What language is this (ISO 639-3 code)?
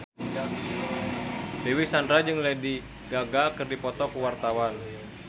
sun